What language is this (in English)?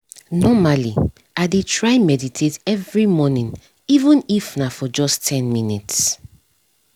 Nigerian Pidgin